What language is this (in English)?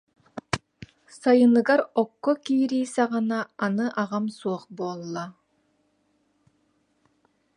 Yakut